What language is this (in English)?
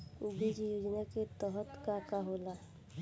Bhojpuri